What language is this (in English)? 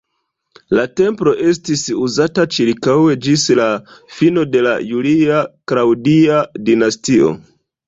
Esperanto